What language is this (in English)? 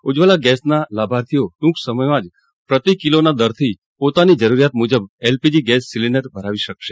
Gujarati